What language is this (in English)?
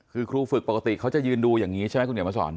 Thai